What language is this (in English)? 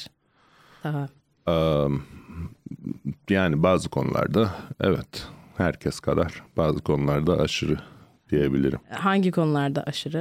Turkish